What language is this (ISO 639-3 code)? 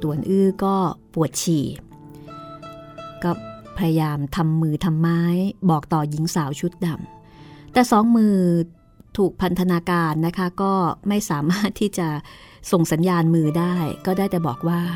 tha